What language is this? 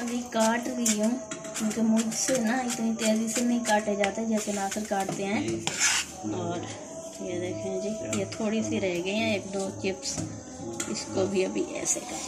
Hindi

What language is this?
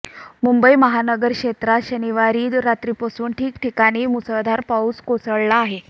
Marathi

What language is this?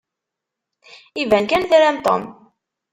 Kabyle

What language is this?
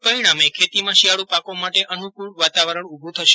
Gujarati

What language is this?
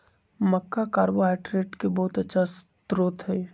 Magahi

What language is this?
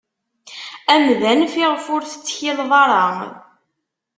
Kabyle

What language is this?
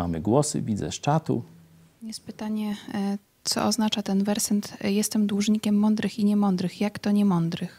Polish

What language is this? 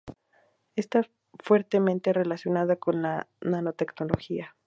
Spanish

